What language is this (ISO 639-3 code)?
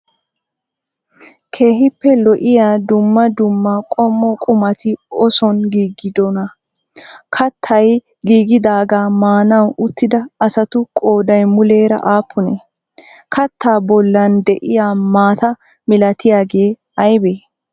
wal